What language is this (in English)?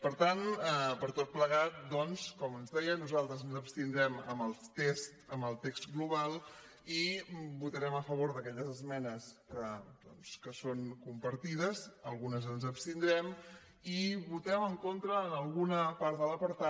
Catalan